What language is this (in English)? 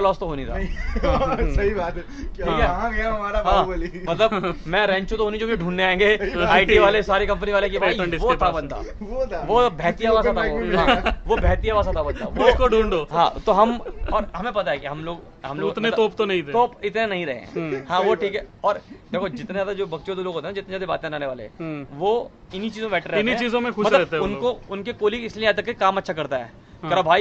Hindi